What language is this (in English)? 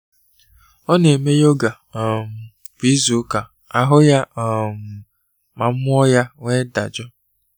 Igbo